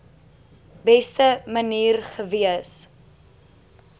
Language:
Afrikaans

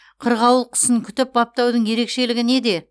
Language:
Kazakh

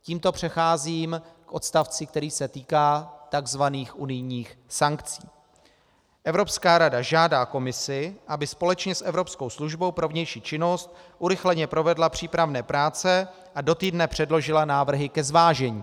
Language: Czech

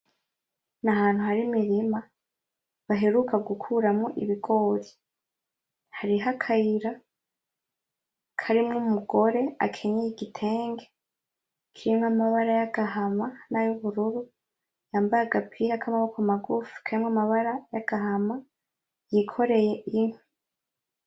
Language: Rundi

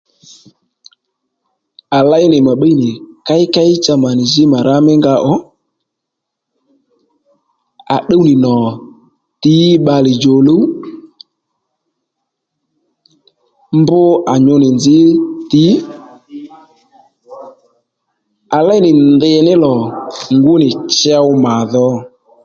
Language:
Lendu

